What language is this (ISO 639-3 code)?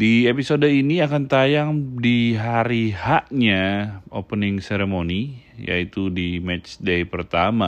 ind